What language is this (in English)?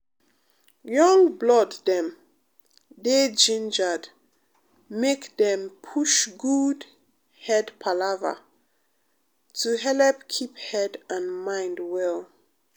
Nigerian Pidgin